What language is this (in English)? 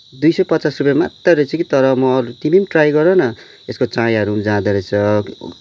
Nepali